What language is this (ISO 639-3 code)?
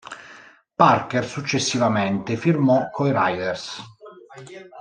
ita